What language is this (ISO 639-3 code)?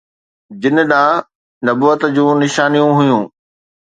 snd